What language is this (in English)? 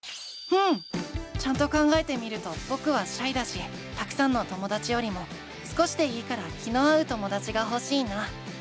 Japanese